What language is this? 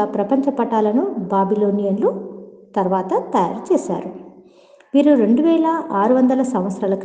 Telugu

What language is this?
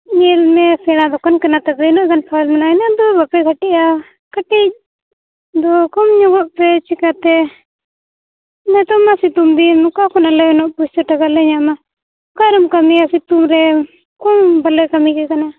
Santali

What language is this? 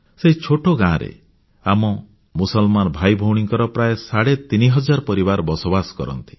Odia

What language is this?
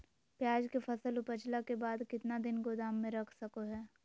Magahi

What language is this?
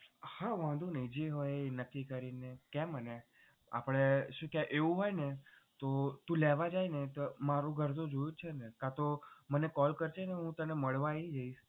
Gujarati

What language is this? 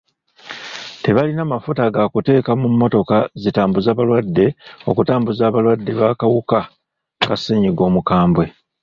Ganda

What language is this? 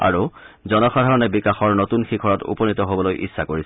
Assamese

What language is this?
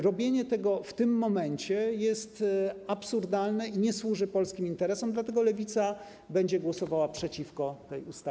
Polish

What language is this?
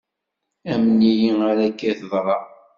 Kabyle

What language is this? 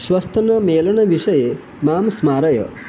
Sanskrit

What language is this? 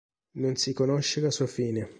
Italian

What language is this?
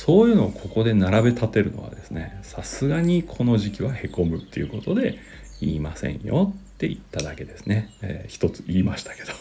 Japanese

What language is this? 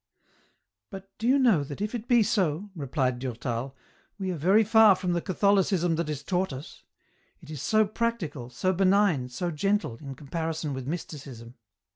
English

